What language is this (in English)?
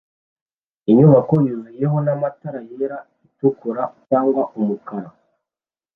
Kinyarwanda